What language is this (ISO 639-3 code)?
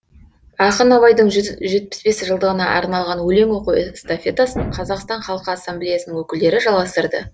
kaz